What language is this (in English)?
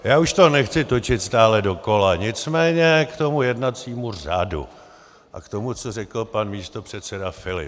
Czech